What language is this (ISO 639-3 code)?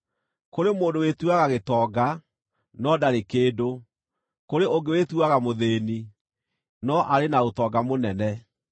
kik